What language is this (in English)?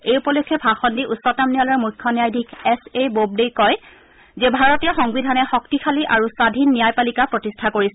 Assamese